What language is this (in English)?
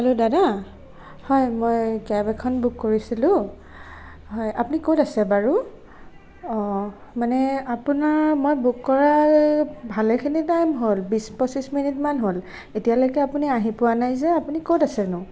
Assamese